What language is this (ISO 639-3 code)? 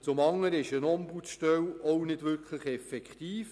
gsw